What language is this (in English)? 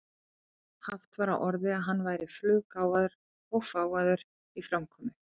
Icelandic